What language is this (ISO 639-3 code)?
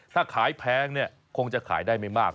tha